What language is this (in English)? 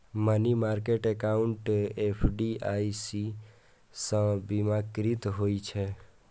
Maithili